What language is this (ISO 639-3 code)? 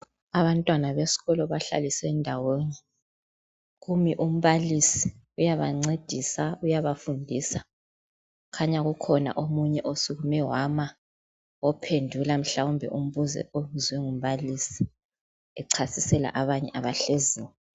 nde